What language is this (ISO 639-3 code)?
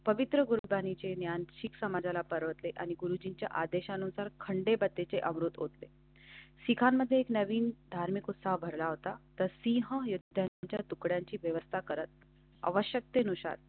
mar